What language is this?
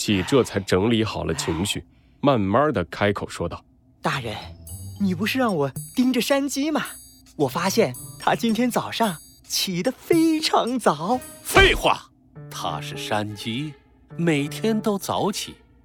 Chinese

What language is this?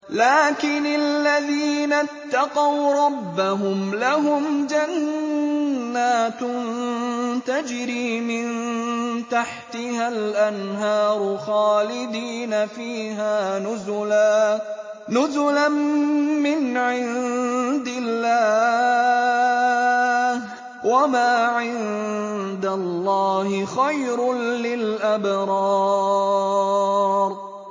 Arabic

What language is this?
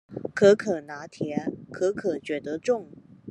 Chinese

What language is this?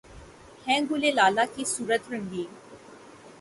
Urdu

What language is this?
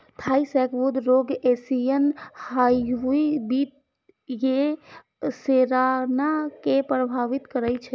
Maithili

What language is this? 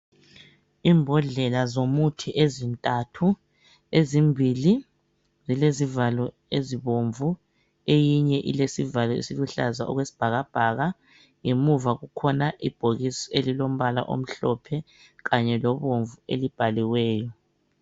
North Ndebele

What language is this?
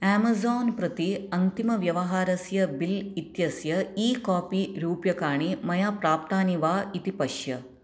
Sanskrit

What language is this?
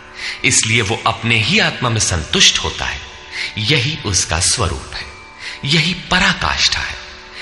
Hindi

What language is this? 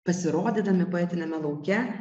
Lithuanian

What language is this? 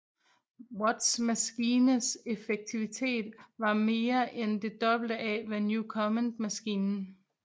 Danish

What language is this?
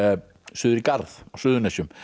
Icelandic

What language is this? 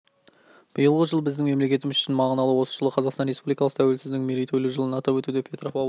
Kazakh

